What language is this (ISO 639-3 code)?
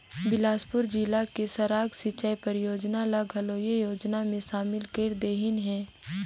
hne